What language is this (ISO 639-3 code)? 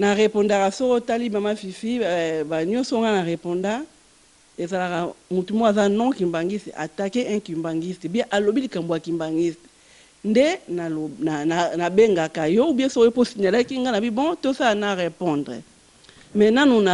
fra